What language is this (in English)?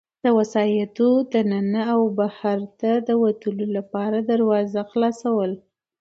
Pashto